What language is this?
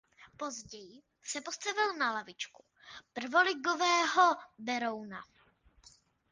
Czech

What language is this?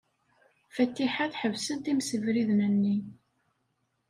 Kabyle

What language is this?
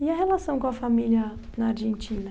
Portuguese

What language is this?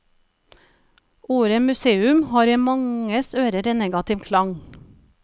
Norwegian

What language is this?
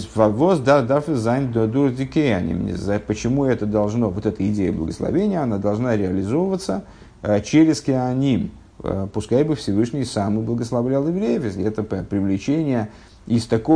Russian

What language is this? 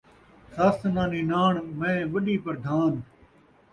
Saraiki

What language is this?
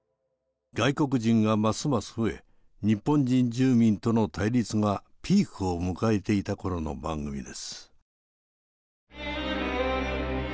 Japanese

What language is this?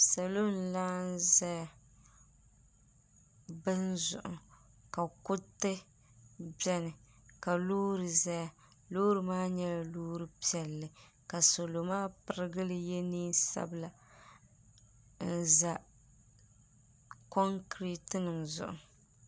Dagbani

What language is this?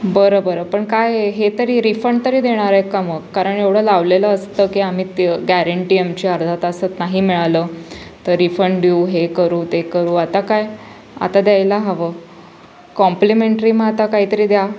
Marathi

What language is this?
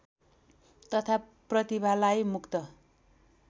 Nepali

